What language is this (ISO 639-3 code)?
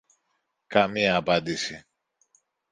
ell